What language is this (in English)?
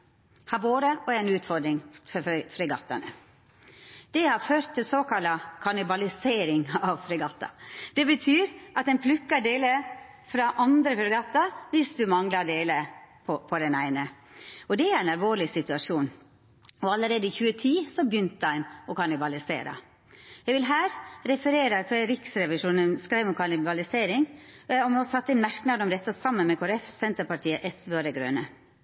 Norwegian Nynorsk